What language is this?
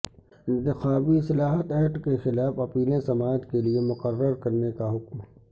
Urdu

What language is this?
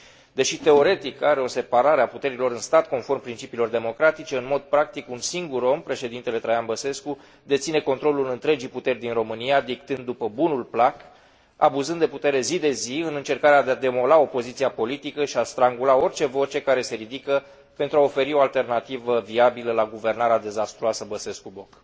Romanian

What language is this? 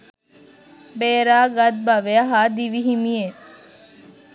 Sinhala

